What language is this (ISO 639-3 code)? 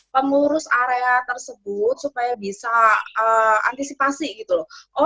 ind